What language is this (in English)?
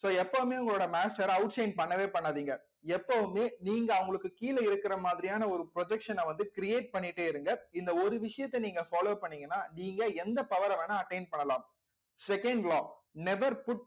Tamil